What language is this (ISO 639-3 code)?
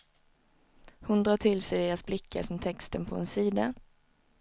swe